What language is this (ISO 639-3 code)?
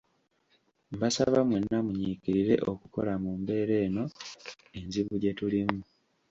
lug